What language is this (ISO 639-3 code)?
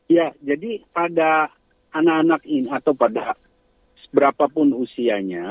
ind